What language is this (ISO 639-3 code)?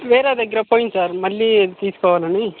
tel